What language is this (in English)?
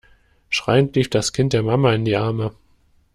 German